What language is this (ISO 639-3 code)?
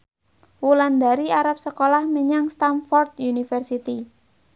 jav